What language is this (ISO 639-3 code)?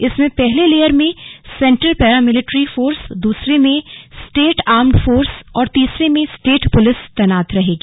hin